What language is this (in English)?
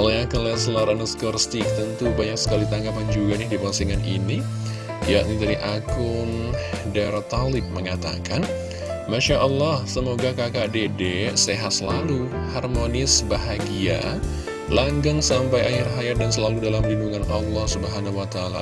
Indonesian